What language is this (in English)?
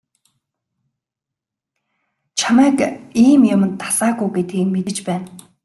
Mongolian